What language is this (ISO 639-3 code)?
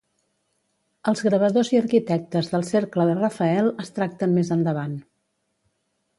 cat